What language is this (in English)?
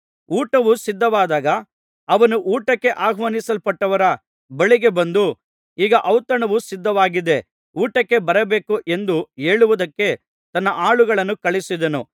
Kannada